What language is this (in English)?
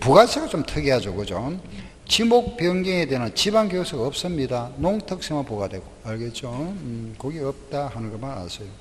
Korean